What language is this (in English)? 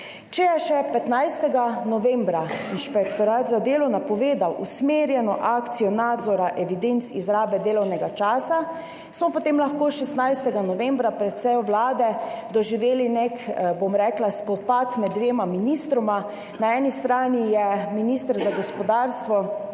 Slovenian